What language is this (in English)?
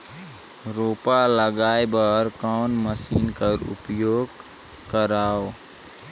Chhattisgarhi